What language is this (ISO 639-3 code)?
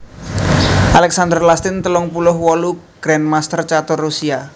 jav